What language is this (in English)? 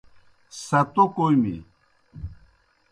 Kohistani Shina